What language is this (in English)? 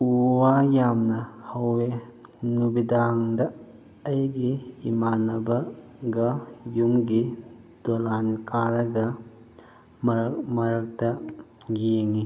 Manipuri